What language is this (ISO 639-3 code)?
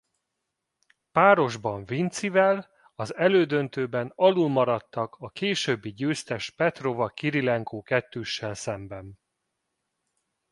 hun